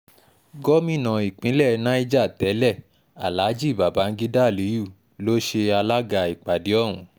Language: Yoruba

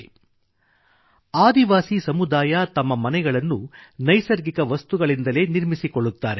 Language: Kannada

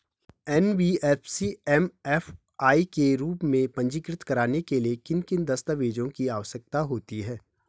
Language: Hindi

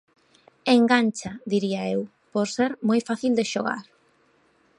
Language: Galician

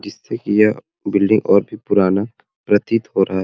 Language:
Sadri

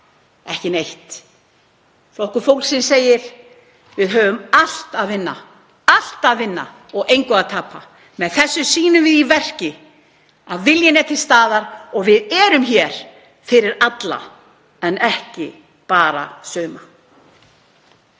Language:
Icelandic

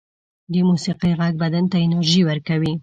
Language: Pashto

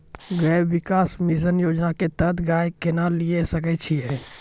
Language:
Maithili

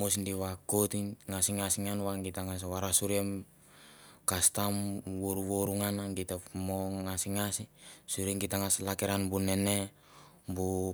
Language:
Mandara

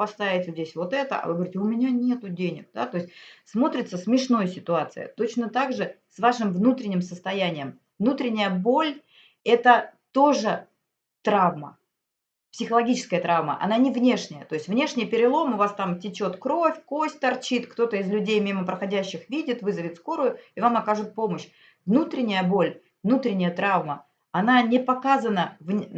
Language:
Russian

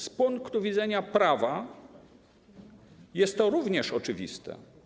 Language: Polish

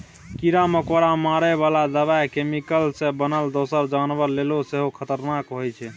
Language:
Maithili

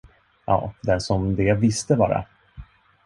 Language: Swedish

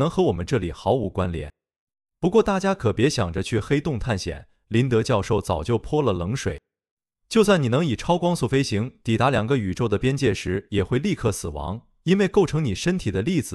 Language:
Chinese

